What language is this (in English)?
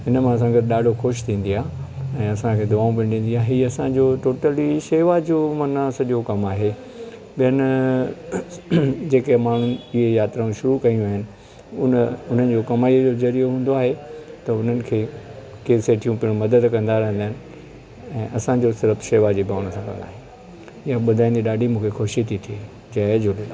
Sindhi